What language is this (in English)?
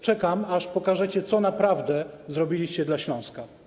Polish